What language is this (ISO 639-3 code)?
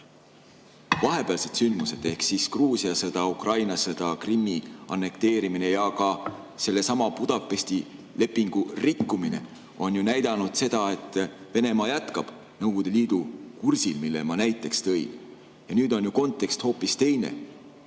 est